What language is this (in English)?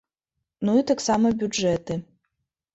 Belarusian